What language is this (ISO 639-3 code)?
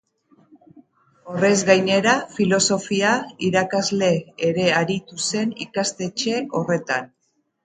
eus